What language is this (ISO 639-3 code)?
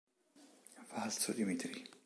ita